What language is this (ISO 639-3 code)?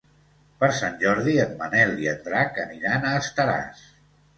cat